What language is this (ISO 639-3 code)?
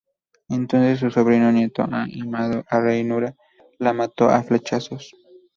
spa